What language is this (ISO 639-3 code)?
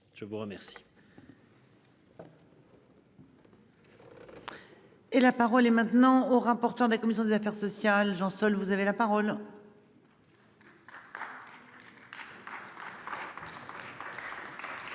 fra